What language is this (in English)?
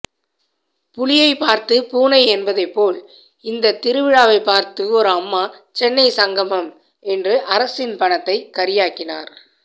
Tamil